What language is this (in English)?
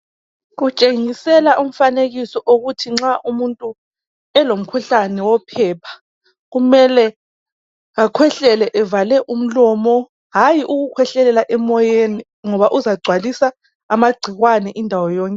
North Ndebele